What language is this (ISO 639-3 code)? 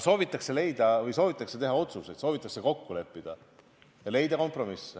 est